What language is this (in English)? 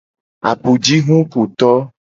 Gen